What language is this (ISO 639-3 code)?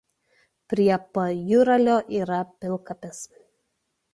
lit